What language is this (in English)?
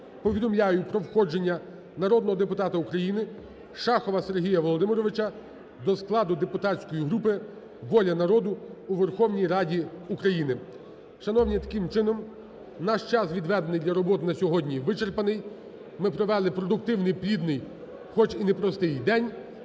Ukrainian